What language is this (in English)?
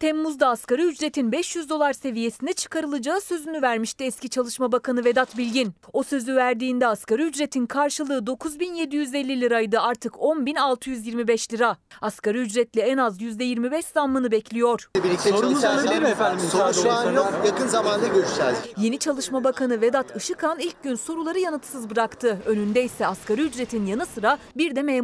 Turkish